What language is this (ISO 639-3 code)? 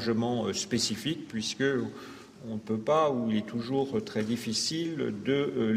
fra